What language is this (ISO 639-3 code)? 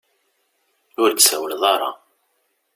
kab